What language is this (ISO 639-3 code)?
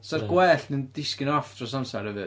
cym